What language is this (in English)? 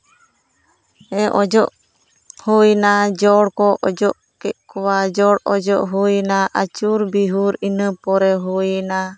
Santali